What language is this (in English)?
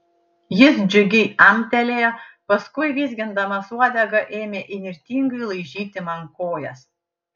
Lithuanian